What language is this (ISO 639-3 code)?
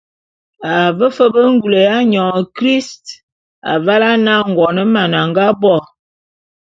bum